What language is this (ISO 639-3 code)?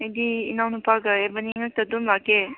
mni